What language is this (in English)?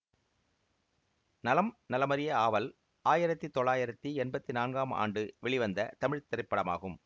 Tamil